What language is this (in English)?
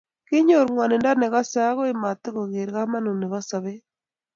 Kalenjin